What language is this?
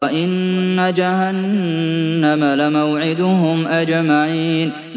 Arabic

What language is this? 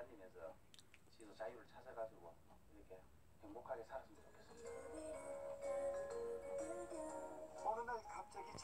Korean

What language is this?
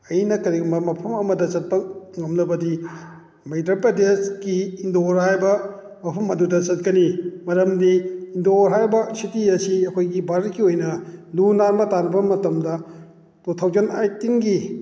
Manipuri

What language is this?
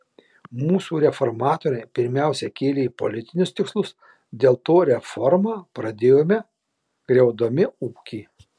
Lithuanian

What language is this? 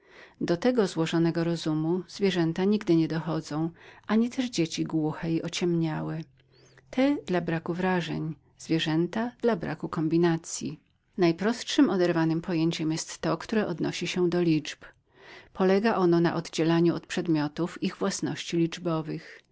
Polish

